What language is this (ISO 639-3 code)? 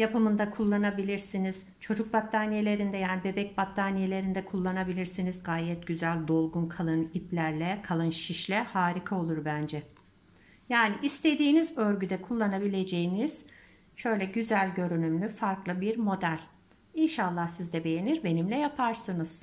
tur